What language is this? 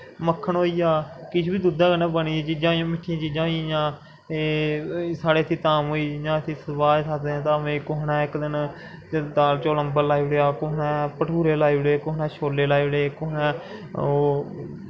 Dogri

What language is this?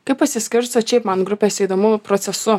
Lithuanian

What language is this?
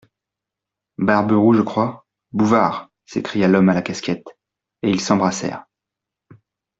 French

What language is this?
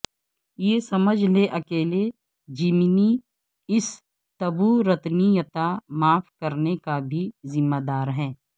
Urdu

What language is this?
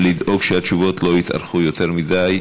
Hebrew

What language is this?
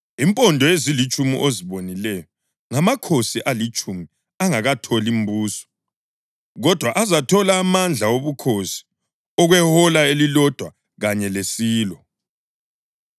North Ndebele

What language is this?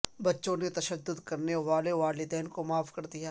Urdu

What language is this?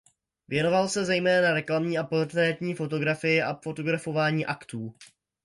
Czech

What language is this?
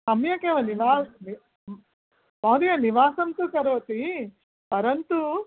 Sanskrit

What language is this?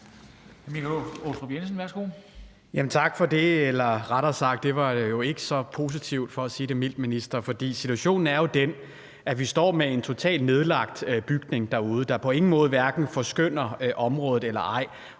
Danish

